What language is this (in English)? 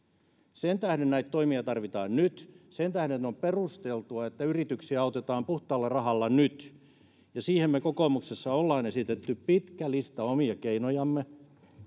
Finnish